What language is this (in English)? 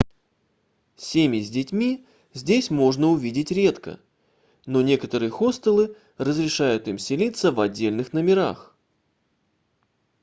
Russian